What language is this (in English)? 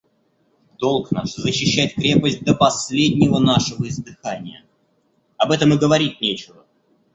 Russian